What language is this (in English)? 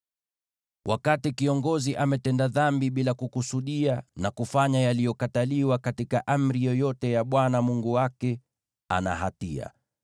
Swahili